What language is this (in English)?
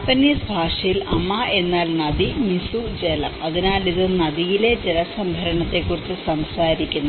Malayalam